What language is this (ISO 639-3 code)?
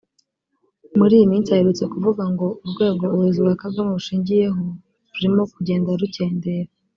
kin